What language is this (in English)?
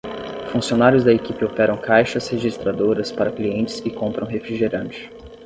Portuguese